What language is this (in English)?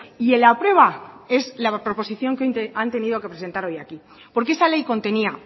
Spanish